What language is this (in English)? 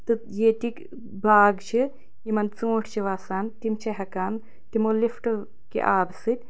Kashmiri